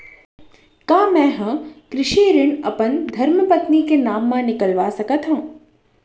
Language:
Chhattisgarhi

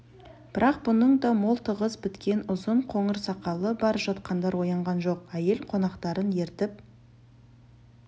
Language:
Kazakh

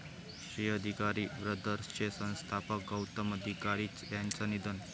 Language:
Marathi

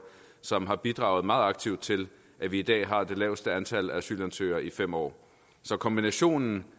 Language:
Danish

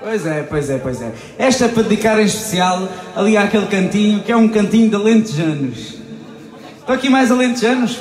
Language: Portuguese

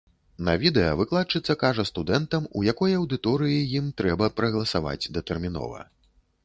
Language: Belarusian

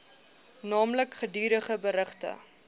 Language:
Afrikaans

